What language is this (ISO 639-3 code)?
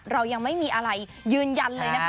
tha